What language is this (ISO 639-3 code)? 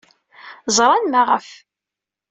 kab